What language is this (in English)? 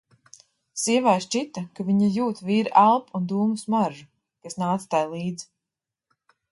Latvian